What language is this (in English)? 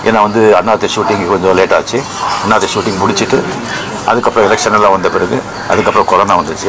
Turkish